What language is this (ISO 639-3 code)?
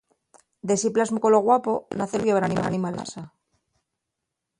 ast